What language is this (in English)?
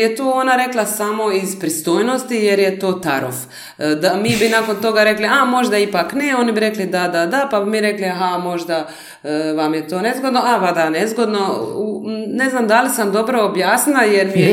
Croatian